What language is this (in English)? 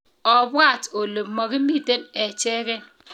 Kalenjin